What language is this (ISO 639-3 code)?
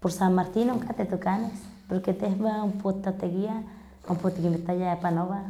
nhq